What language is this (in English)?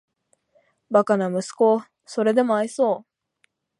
Japanese